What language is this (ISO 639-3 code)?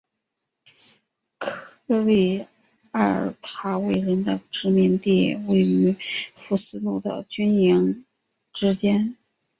zho